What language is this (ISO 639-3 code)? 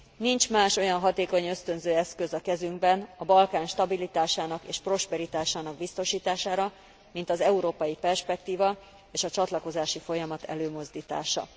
hun